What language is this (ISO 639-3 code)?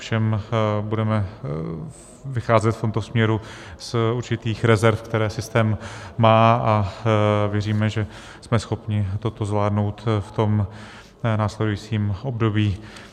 ces